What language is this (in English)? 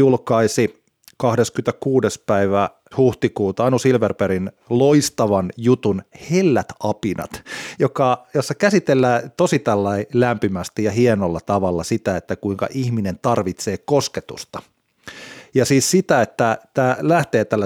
Finnish